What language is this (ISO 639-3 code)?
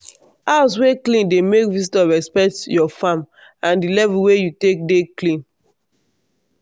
pcm